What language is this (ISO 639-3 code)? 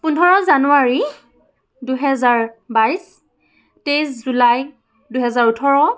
asm